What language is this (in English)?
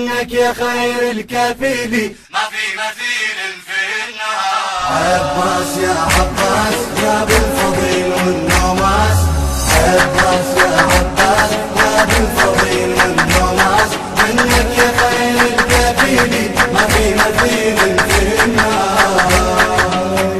Arabic